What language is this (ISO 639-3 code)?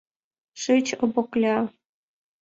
chm